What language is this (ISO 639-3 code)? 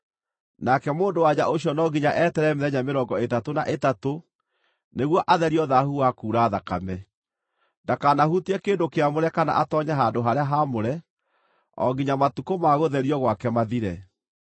kik